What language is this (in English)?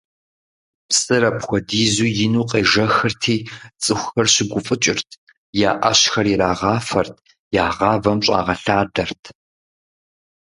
Kabardian